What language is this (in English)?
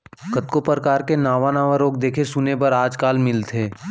Chhattisgarhi